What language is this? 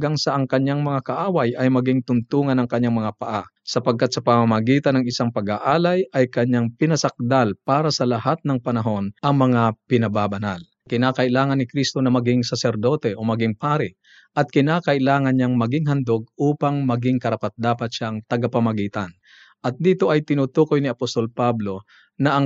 Filipino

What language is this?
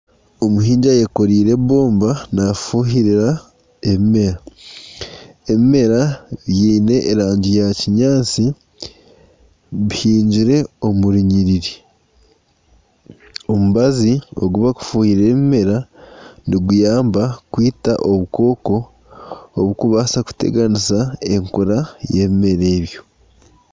Nyankole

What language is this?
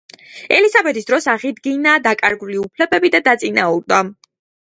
Georgian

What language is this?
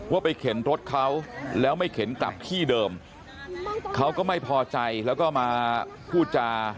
Thai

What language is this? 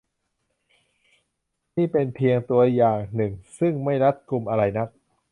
Thai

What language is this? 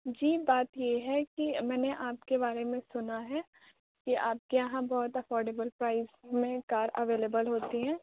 Urdu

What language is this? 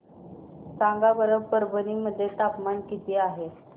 Marathi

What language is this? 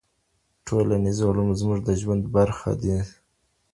Pashto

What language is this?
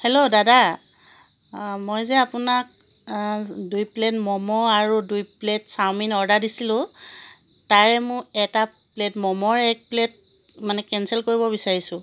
Assamese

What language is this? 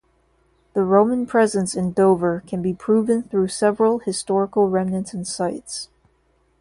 English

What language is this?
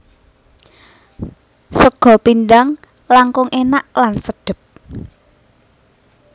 Javanese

